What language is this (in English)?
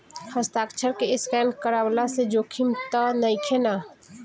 Bhojpuri